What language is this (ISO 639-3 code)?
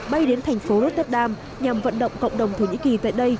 vie